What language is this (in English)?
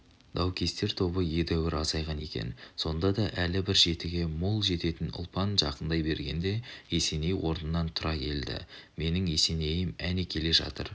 Kazakh